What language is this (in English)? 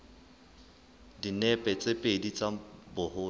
Southern Sotho